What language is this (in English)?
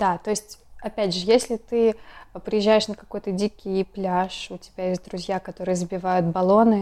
Russian